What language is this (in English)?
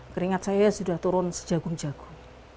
Indonesian